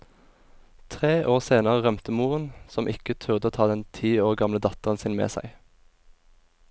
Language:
Norwegian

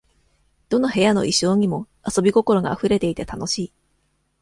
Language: Japanese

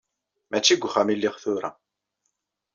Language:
Kabyle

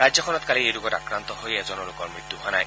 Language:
Assamese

